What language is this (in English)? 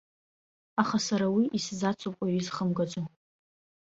Abkhazian